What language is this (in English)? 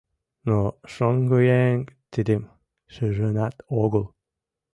Mari